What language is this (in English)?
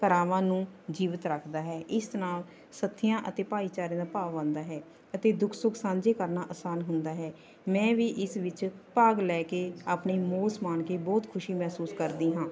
Punjabi